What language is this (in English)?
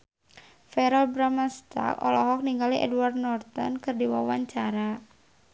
Sundanese